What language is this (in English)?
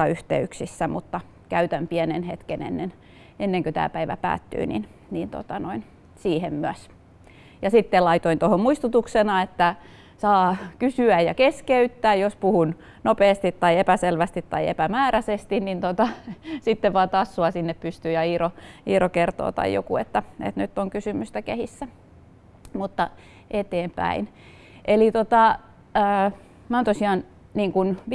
Finnish